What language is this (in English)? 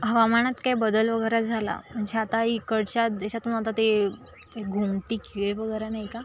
Marathi